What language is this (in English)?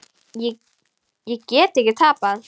Icelandic